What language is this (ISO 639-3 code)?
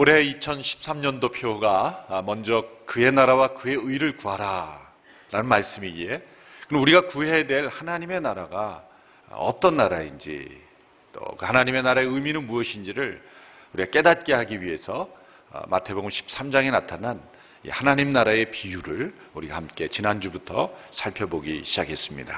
kor